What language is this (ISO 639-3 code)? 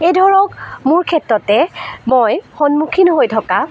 asm